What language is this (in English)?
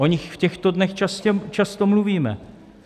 Czech